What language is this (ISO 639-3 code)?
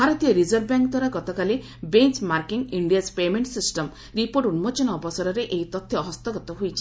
ori